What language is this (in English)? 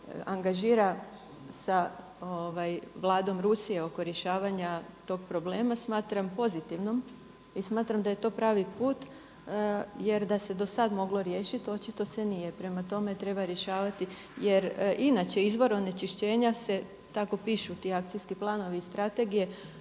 Croatian